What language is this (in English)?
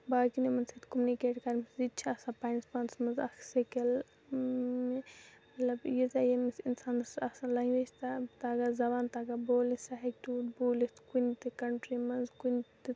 Kashmiri